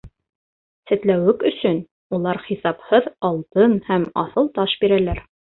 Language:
Bashkir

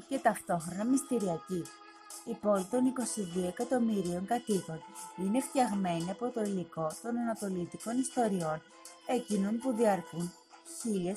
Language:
Greek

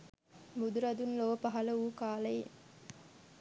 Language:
Sinhala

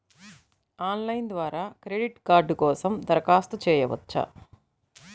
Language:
Telugu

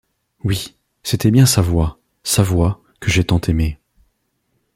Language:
French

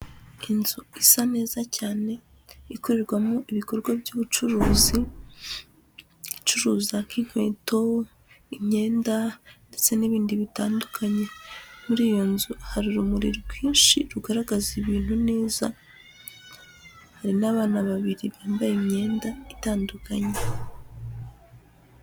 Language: Kinyarwanda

